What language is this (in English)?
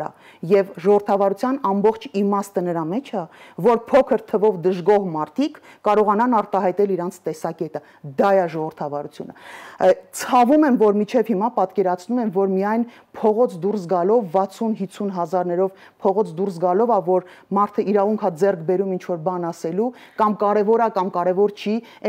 Romanian